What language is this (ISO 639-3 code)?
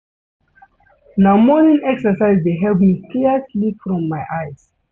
pcm